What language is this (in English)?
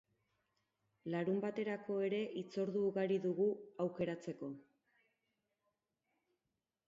Basque